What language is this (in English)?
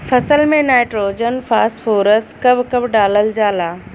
Bhojpuri